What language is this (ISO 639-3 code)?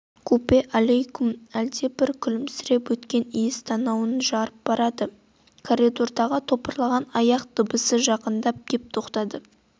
kaz